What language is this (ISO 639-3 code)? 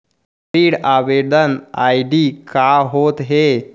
hne